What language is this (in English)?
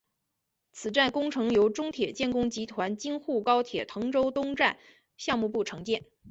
Chinese